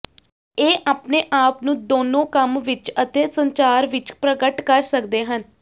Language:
Punjabi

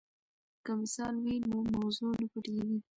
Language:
Pashto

